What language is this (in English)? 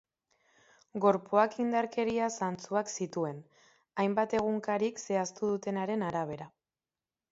Basque